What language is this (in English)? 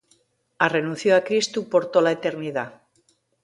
Asturian